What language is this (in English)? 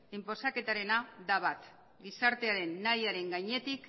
Basque